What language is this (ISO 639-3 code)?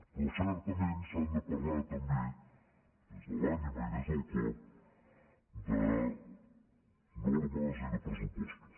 cat